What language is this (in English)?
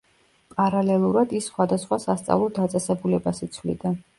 Georgian